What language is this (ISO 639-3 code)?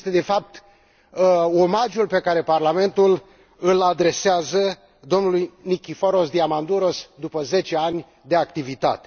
ron